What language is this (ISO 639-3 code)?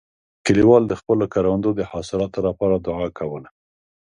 pus